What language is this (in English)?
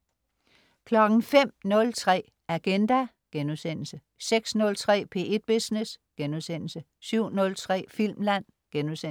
Danish